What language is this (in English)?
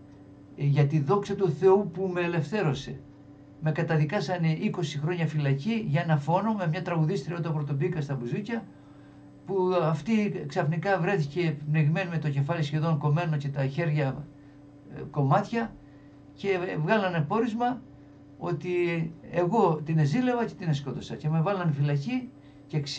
Greek